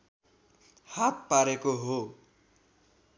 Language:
Nepali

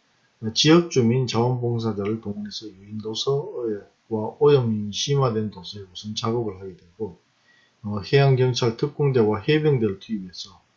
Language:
Korean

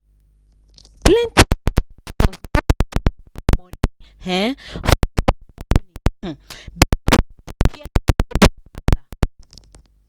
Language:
Nigerian Pidgin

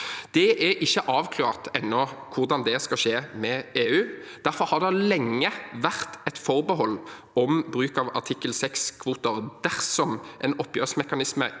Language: Norwegian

